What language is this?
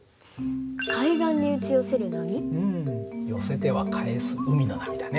Japanese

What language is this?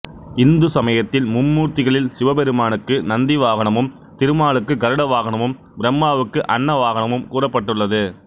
Tamil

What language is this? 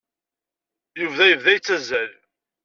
Kabyle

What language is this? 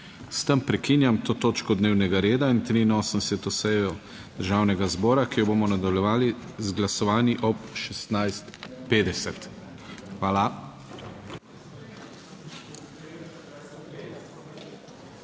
Slovenian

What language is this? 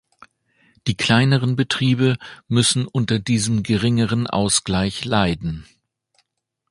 German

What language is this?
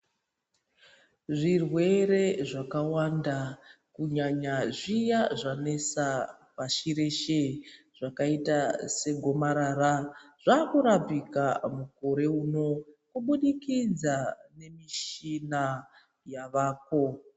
Ndau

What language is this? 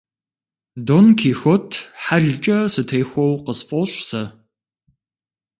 Kabardian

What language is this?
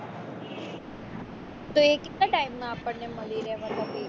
Gujarati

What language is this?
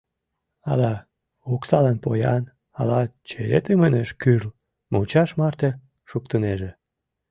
Mari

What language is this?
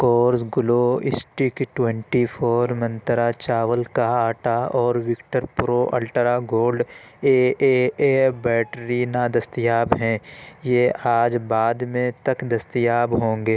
Urdu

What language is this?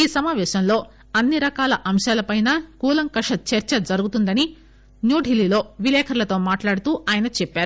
Telugu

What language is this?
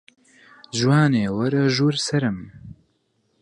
Central Kurdish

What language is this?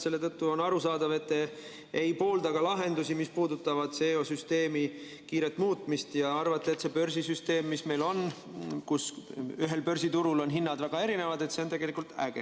Estonian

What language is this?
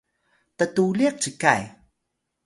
Atayal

